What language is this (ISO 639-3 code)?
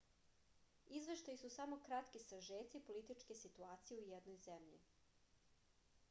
srp